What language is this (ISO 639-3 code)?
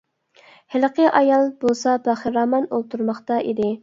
uig